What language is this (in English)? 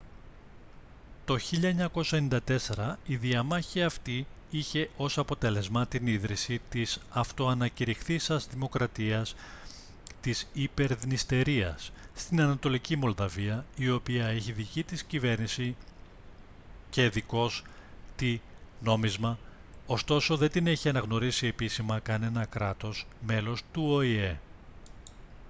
Greek